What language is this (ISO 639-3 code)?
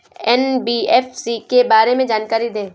hin